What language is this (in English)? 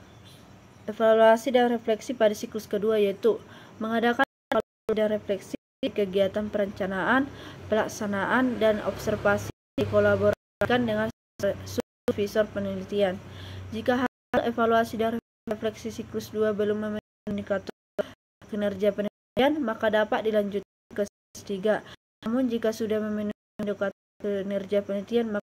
Indonesian